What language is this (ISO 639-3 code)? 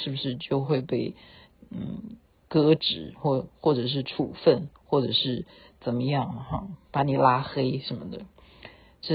zho